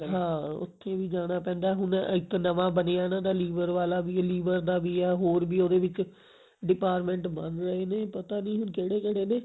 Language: Punjabi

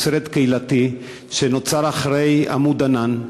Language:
Hebrew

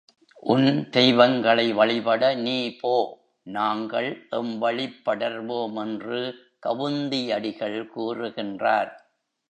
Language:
Tamil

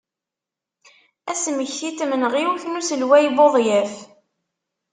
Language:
Kabyle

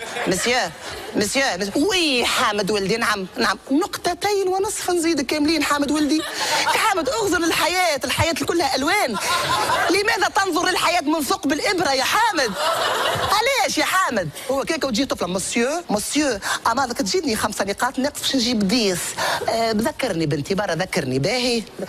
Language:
Arabic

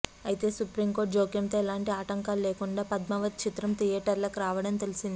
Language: Telugu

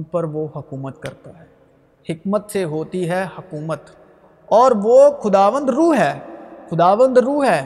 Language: Urdu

